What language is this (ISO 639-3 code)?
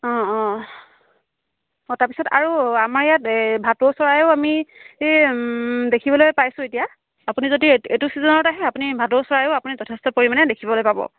asm